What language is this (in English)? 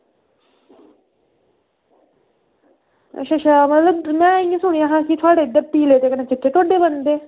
Dogri